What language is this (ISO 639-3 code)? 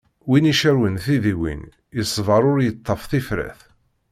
kab